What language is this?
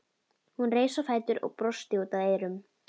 Icelandic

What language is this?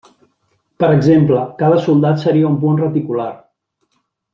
Catalan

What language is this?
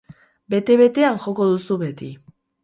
Basque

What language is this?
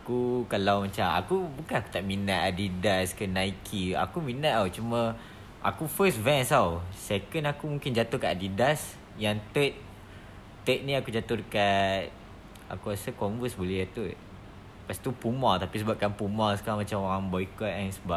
Malay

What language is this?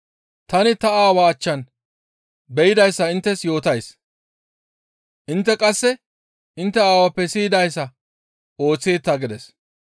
Gamo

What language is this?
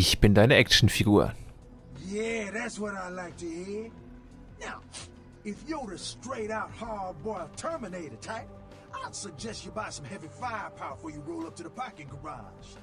German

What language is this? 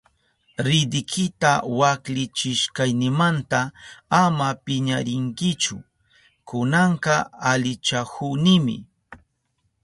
Southern Pastaza Quechua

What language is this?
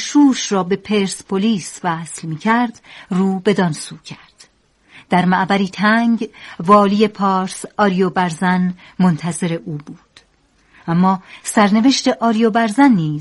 Persian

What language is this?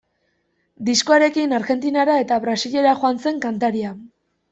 Basque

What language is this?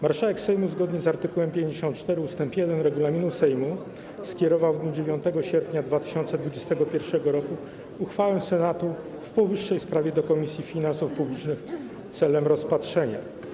Polish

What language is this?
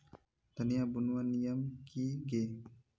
Magahi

